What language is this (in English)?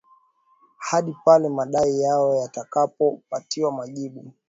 Swahili